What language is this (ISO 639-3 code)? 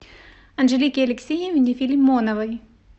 rus